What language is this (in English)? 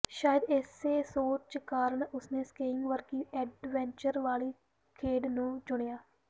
Punjabi